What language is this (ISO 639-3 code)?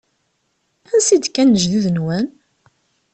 kab